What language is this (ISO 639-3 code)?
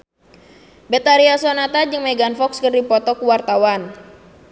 sun